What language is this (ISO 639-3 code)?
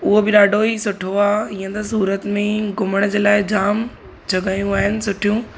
snd